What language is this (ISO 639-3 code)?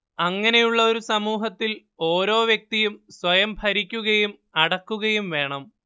mal